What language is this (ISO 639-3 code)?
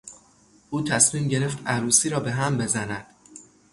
fas